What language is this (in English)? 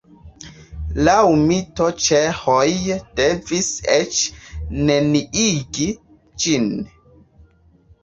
Esperanto